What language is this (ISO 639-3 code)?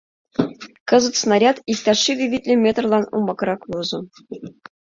chm